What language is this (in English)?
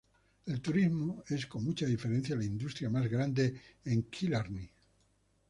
Spanish